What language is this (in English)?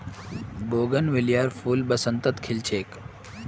Magahi